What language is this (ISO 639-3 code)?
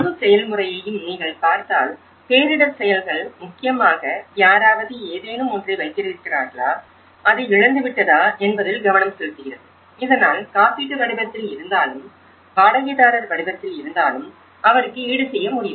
tam